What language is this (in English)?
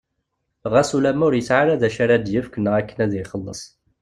Kabyle